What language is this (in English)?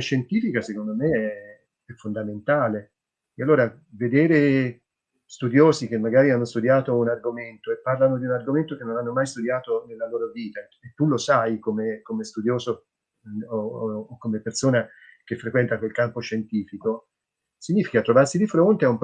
Italian